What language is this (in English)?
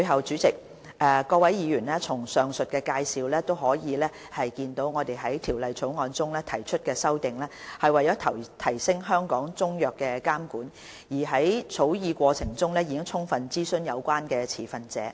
Cantonese